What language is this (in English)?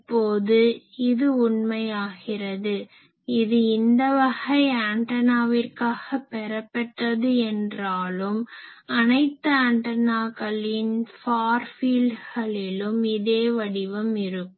Tamil